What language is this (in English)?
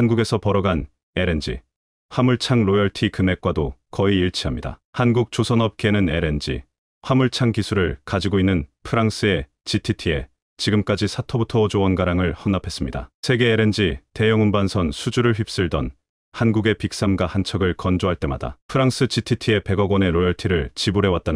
Korean